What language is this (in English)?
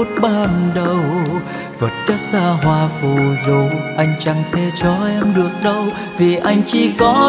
Vietnamese